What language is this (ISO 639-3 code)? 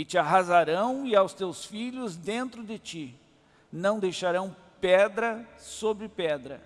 por